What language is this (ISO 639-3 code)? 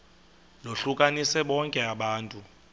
xho